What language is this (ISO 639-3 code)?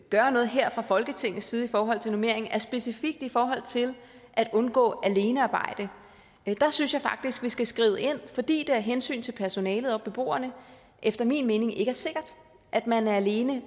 dan